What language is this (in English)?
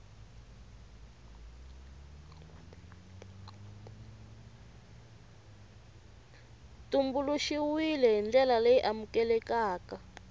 Tsonga